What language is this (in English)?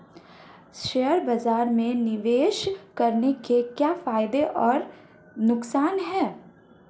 Hindi